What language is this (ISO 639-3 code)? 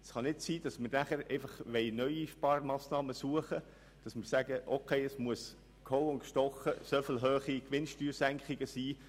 gsw